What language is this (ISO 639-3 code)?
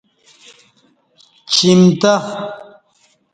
bsh